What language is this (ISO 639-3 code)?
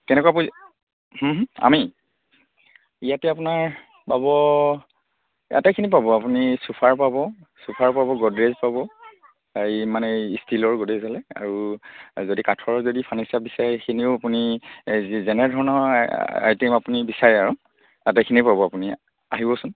asm